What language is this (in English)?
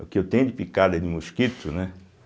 Portuguese